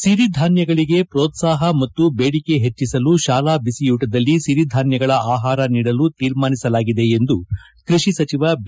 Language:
Kannada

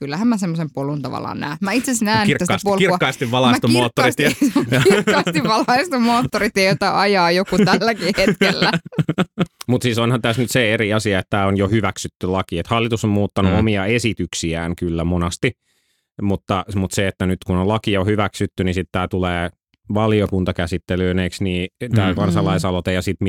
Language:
Finnish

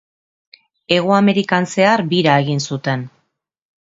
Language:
Basque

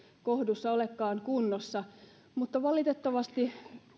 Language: Finnish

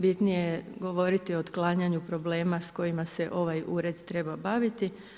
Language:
Croatian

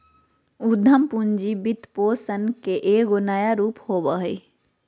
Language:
Magahi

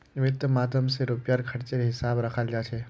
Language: Magahi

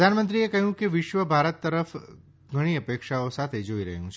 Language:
Gujarati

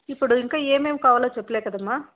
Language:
Telugu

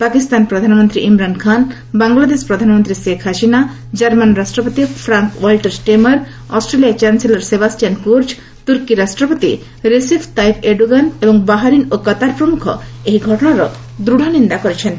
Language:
Odia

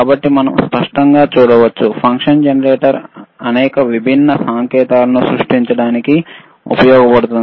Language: Telugu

